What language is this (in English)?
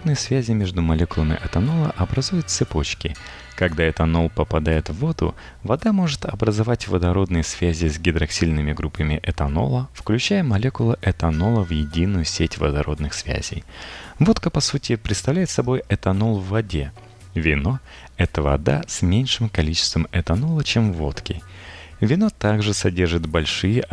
Russian